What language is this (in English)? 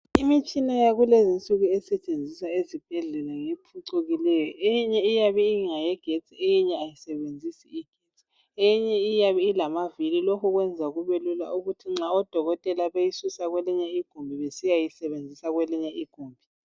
North Ndebele